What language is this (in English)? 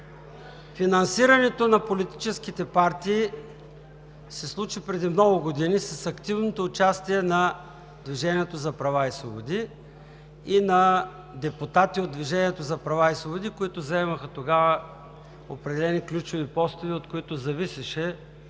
Bulgarian